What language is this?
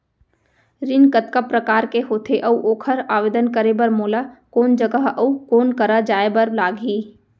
Chhattisgarhi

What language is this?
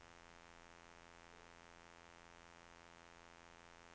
Norwegian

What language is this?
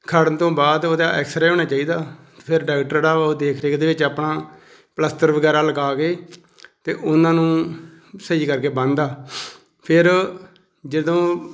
Punjabi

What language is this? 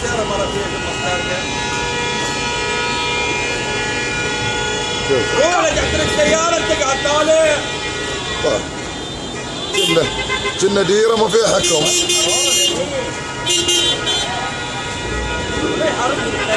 Arabic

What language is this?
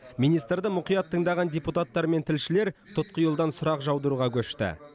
Kazakh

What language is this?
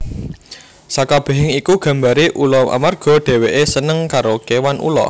Javanese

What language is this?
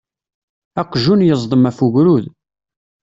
Kabyle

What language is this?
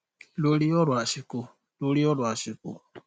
Yoruba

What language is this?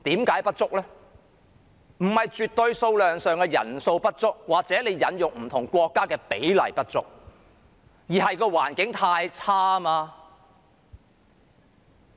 Cantonese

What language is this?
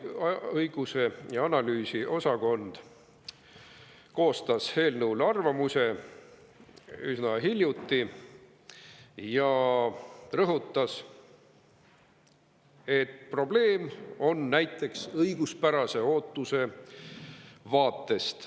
Estonian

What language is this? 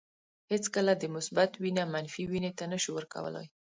Pashto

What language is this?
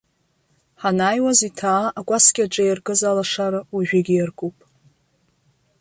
Abkhazian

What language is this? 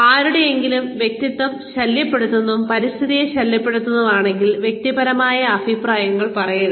Malayalam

